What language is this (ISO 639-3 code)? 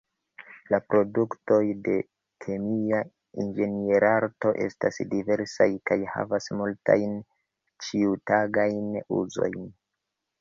epo